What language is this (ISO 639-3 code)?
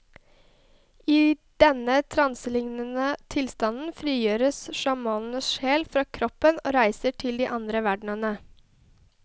nor